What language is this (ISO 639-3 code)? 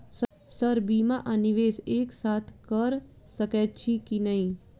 mai